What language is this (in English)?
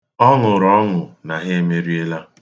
Igbo